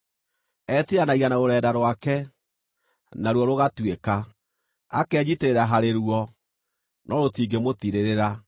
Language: Kikuyu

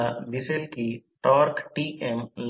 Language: Marathi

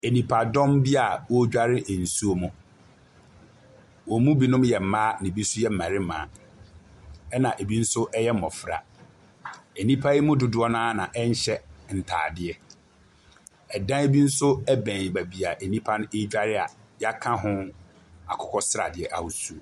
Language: Akan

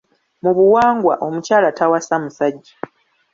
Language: Ganda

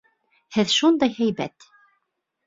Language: Bashkir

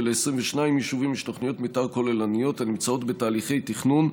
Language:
Hebrew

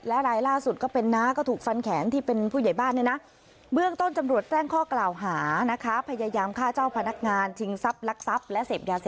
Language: Thai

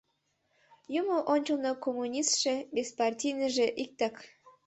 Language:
Mari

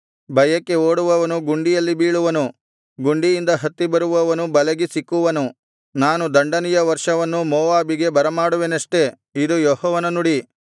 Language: Kannada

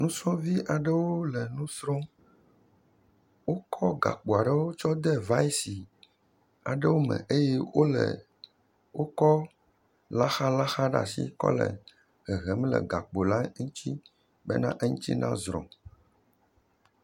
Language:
Ewe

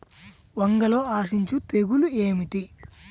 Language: Telugu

